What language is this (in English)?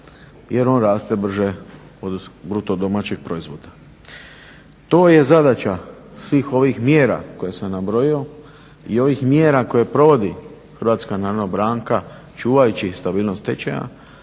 Croatian